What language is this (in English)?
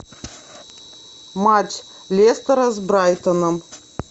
Russian